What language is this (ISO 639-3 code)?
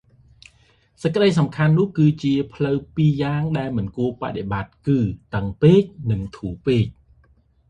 khm